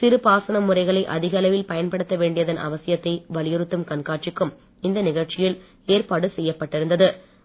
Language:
Tamil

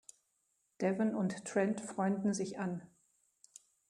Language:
German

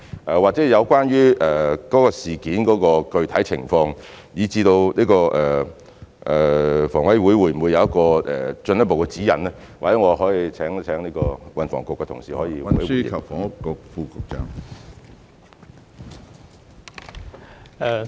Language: Cantonese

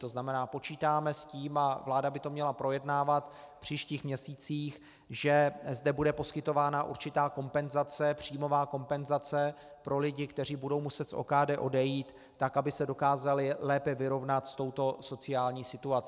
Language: Czech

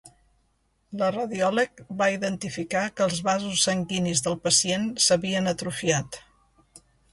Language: Catalan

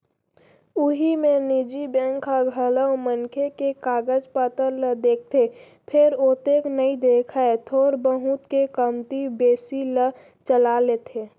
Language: Chhattisgarhi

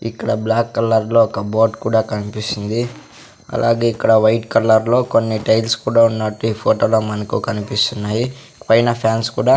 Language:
Telugu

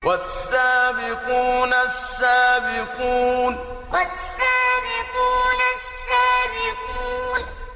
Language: Arabic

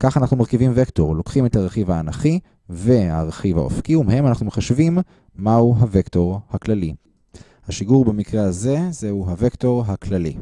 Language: Hebrew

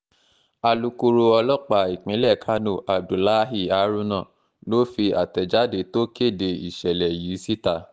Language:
Yoruba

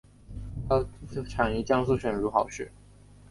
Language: Chinese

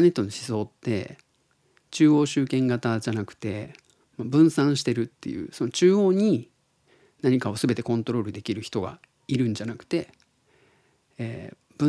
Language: Japanese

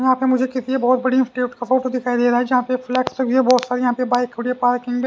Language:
Hindi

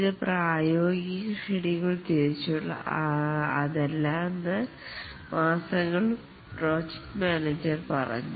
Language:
Malayalam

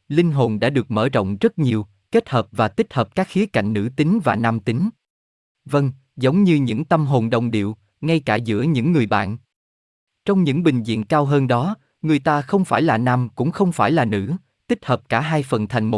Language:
Vietnamese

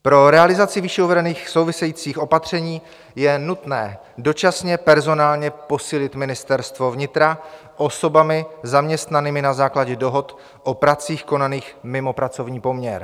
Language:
Czech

